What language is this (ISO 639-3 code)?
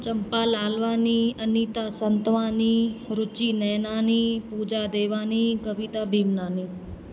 snd